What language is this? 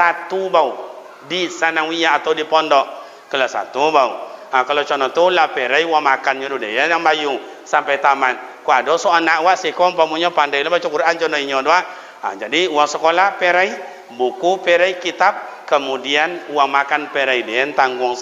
Malay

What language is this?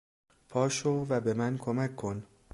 Persian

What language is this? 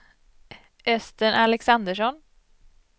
Swedish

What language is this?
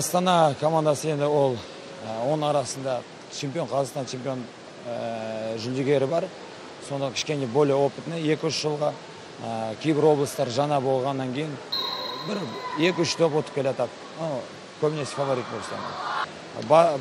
Turkish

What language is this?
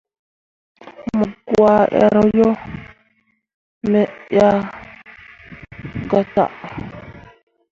Mundang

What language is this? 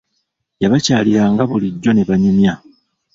Ganda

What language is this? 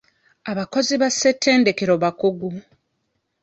Ganda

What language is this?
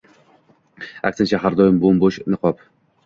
Uzbek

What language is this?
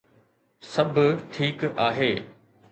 Sindhi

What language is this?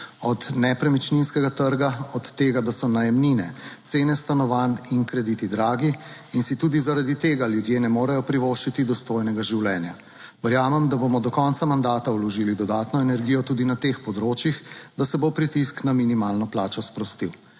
Slovenian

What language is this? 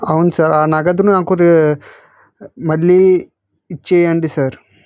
Telugu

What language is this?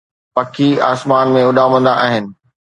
Sindhi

